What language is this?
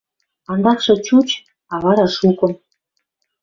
Western Mari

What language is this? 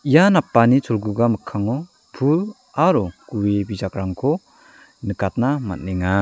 Garo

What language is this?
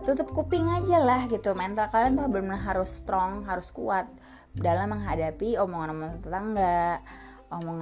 Indonesian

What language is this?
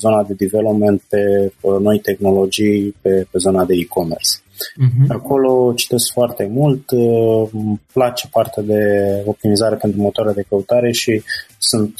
Romanian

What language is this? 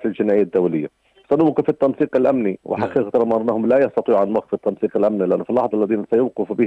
Arabic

